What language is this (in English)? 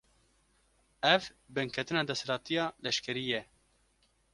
Kurdish